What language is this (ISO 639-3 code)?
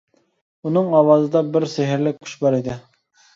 uig